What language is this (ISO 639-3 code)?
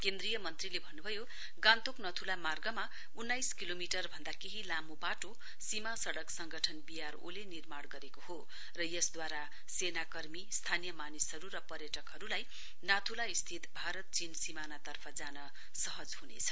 nep